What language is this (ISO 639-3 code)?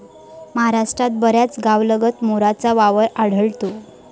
mar